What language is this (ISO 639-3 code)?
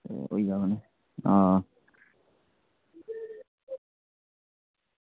doi